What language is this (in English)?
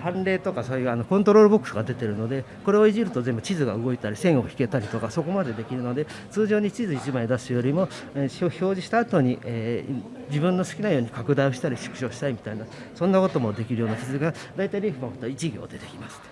Japanese